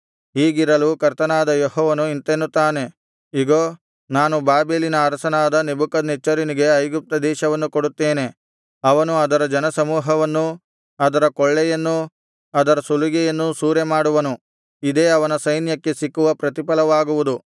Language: Kannada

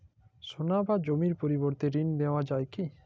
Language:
Bangla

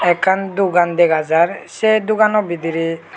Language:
Chakma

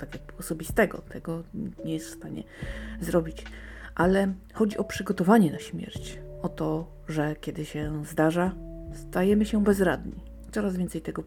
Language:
Polish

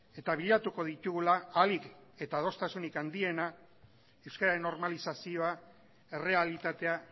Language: Basque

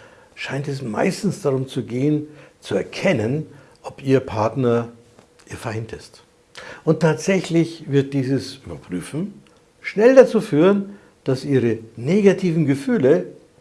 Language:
German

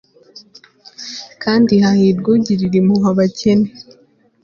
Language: Kinyarwanda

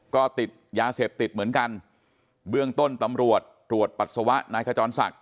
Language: Thai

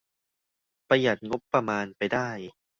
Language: Thai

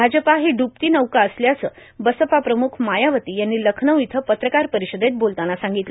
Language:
Marathi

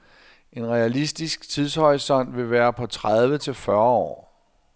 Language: Danish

